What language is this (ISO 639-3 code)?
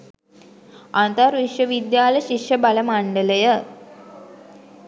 sin